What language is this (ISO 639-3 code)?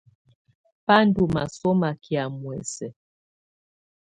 tvu